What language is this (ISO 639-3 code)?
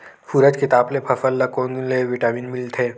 hne